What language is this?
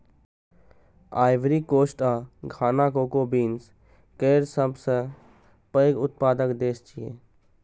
Maithili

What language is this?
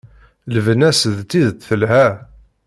Kabyle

